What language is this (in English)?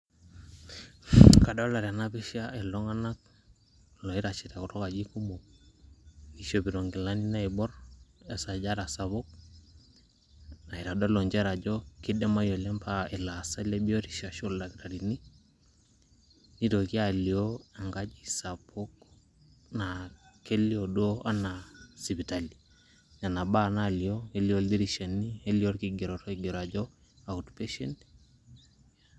Masai